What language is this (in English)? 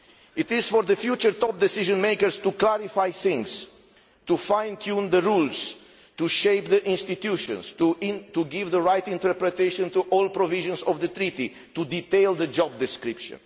English